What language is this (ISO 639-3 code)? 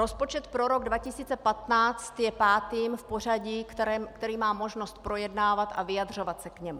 ces